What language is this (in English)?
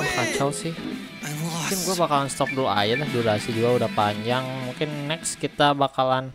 Indonesian